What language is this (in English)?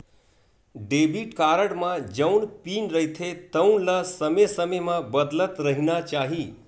Chhattisgarhi